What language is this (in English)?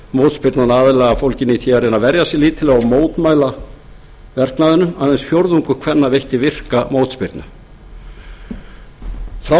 Icelandic